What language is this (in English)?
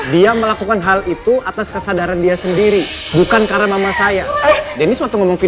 Indonesian